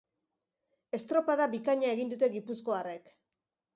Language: Basque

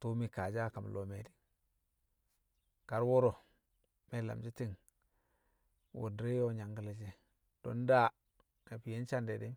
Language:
Kamo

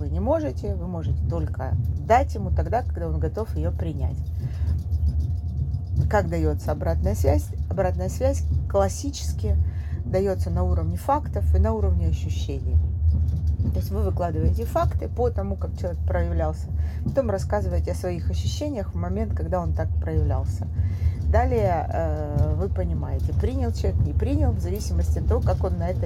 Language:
Russian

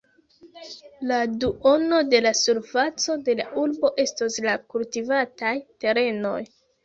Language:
Esperanto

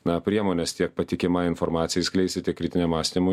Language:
Lithuanian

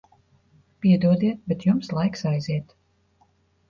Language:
Latvian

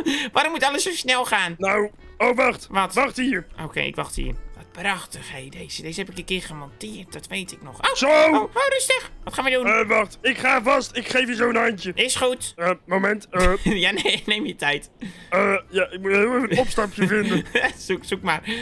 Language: Dutch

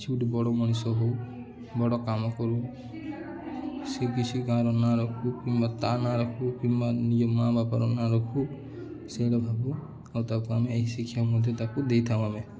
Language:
Odia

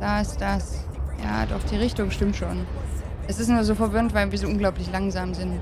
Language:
German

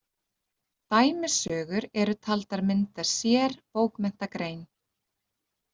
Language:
Icelandic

